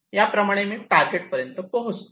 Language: Marathi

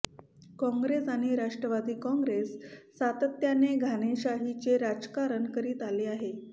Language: Marathi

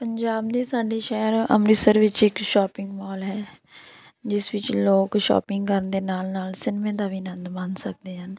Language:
Punjabi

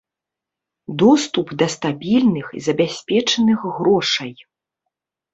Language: Belarusian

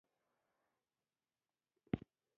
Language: Pashto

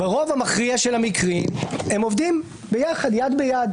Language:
Hebrew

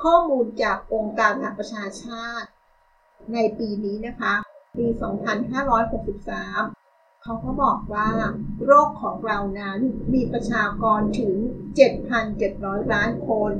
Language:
Thai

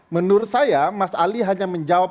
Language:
Indonesian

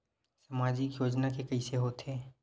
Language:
Chhattisgarhi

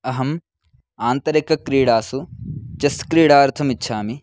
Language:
Sanskrit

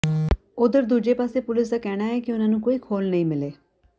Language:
Punjabi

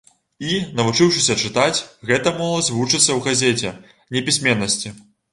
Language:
Belarusian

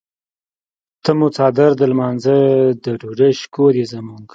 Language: Pashto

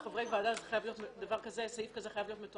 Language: Hebrew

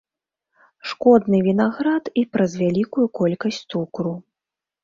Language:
Belarusian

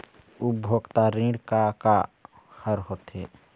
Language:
Chhattisgarhi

